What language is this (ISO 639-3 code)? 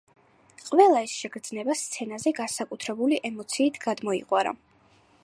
kat